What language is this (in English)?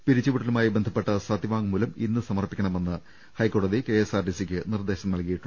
Malayalam